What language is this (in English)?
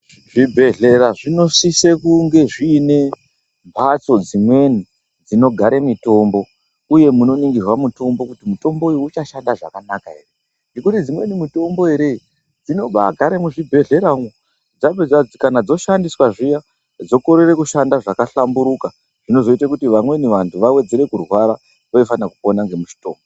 Ndau